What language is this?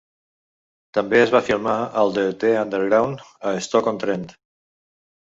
Catalan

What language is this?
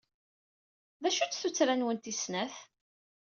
Kabyle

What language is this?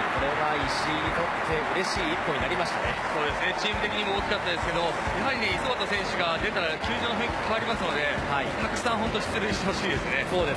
Japanese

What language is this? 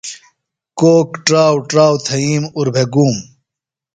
Phalura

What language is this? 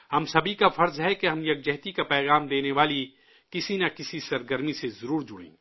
Urdu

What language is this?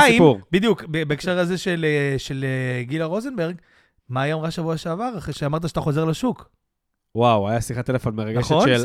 Hebrew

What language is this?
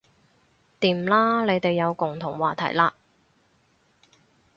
Cantonese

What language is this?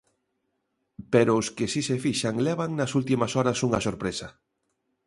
Galician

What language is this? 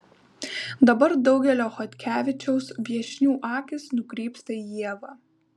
Lithuanian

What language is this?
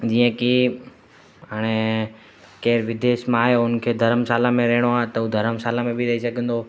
Sindhi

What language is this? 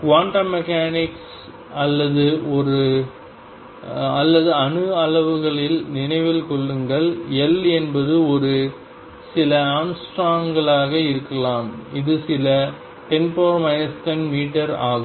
Tamil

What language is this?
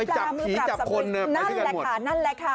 Thai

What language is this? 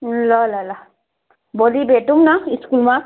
Nepali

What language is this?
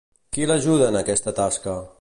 Catalan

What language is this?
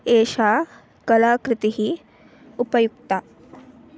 Sanskrit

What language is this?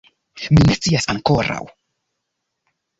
Esperanto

